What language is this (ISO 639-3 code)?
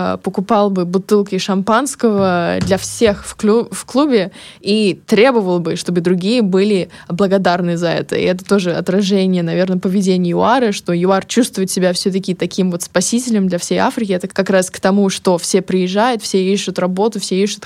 rus